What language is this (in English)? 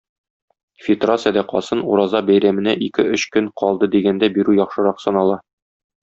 Tatar